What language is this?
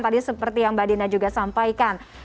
Indonesian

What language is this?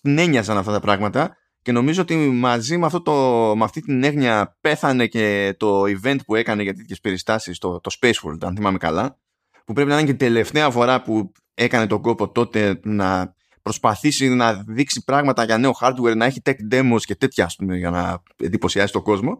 Greek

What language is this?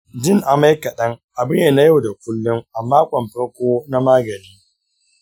Hausa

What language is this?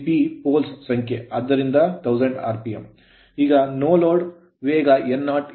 Kannada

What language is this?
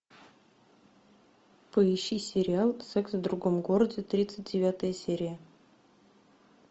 Russian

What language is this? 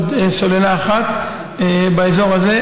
Hebrew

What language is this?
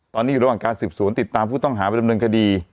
Thai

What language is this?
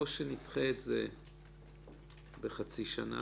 Hebrew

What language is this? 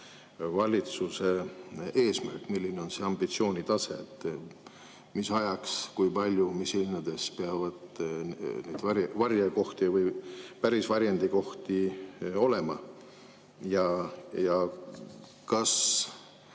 Estonian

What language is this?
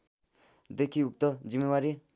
Nepali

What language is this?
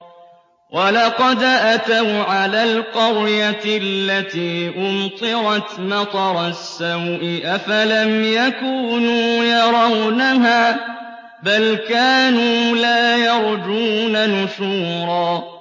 Arabic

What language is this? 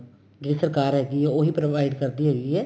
Punjabi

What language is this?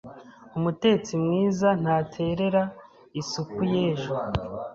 Kinyarwanda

